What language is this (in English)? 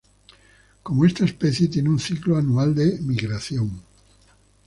Spanish